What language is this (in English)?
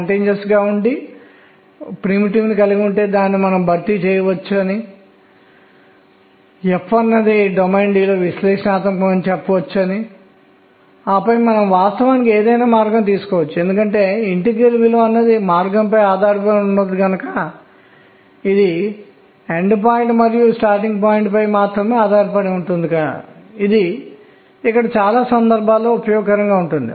Telugu